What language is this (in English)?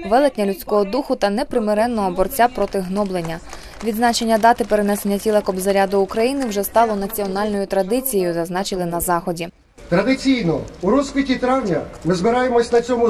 Ukrainian